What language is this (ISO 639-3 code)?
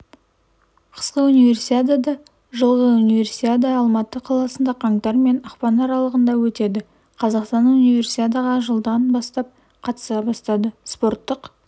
kaz